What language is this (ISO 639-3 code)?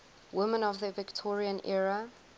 eng